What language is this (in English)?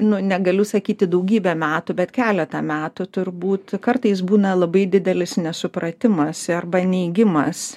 Lithuanian